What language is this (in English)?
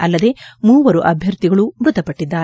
Kannada